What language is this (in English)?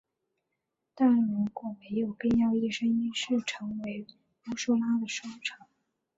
Chinese